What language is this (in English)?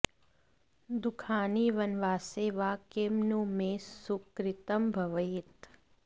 Sanskrit